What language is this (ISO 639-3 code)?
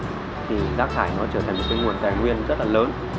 vie